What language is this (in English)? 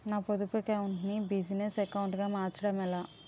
Telugu